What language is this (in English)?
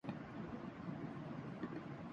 Urdu